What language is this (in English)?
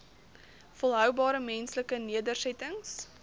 Afrikaans